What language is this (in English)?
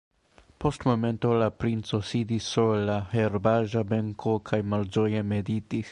Esperanto